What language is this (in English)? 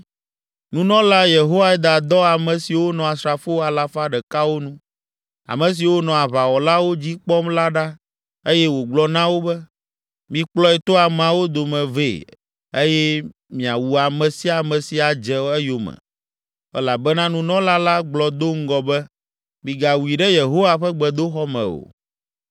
Ewe